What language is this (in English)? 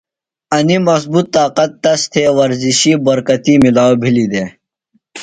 Phalura